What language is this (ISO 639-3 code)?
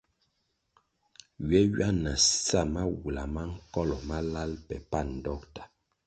nmg